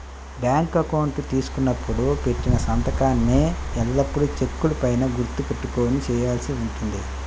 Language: Telugu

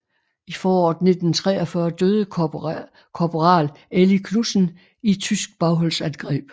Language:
Danish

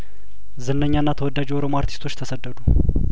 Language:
Amharic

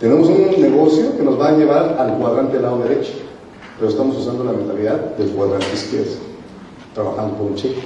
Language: Spanish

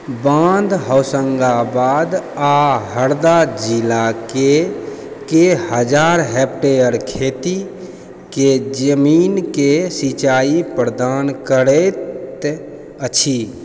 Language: Maithili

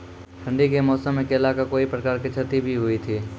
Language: Maithili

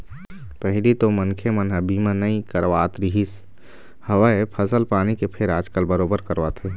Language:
Chhattisgarhi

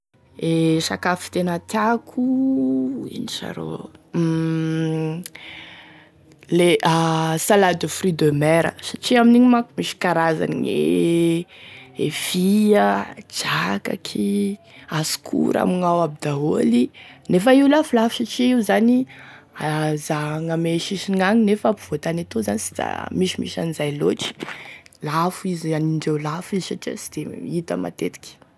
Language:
Tesaka Malagasy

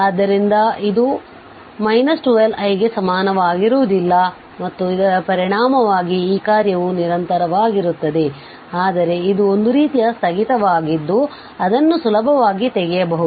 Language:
Kannada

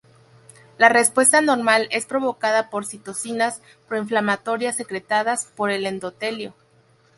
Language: Spanish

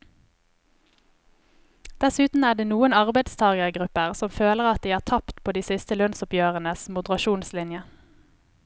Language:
Norwegian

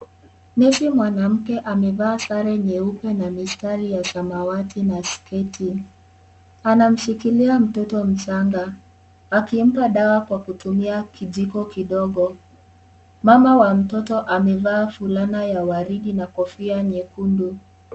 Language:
Swahili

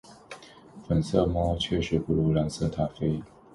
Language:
Chinese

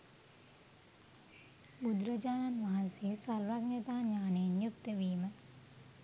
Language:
Sinhala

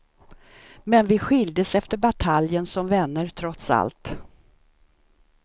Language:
Swedish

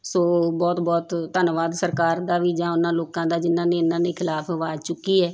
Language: Punjabi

